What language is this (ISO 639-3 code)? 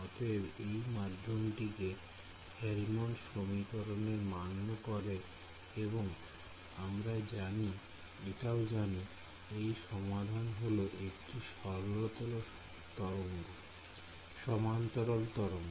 ben